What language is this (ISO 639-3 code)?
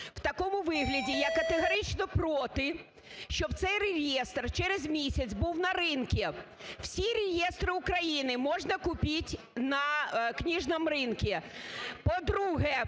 ukr